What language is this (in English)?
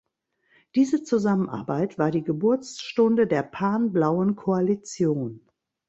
German